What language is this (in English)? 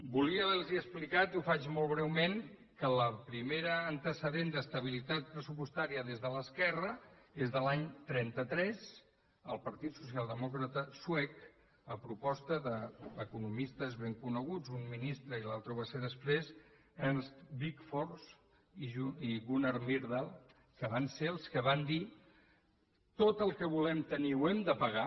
Catalan